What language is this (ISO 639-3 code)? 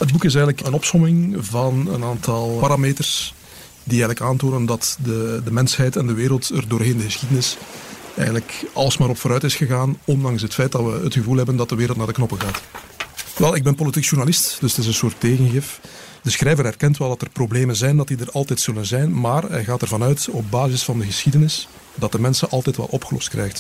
nld